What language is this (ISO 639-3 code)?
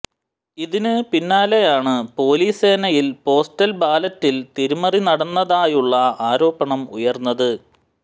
mal